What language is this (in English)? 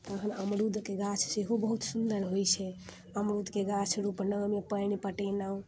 Maithili